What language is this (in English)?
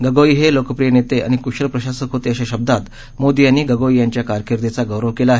Marathi